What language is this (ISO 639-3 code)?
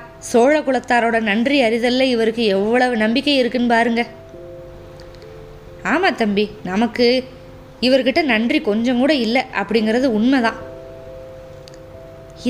tam